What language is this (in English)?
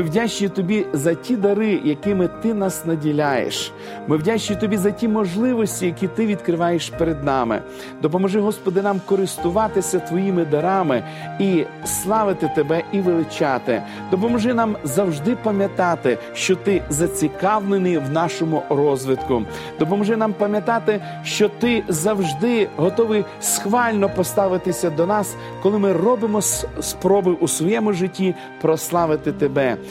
Ukrainian